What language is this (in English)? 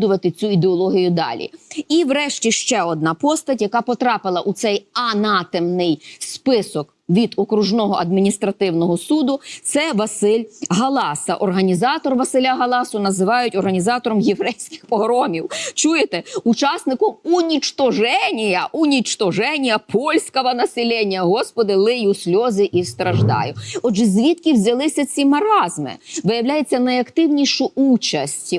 Ukrainian